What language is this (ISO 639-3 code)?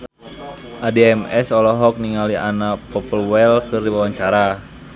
sun